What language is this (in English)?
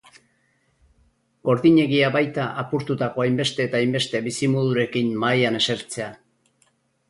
Basque